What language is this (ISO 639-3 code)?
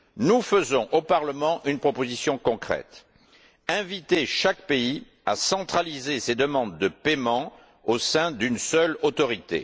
fra